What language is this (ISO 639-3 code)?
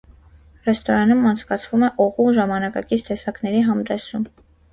hye